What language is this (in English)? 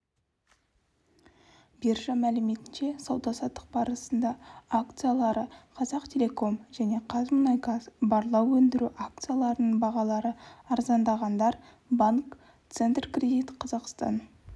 Kazakh